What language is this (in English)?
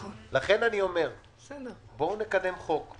Hebrew